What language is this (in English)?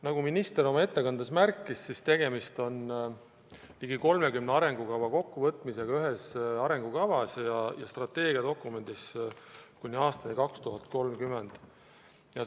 Estonian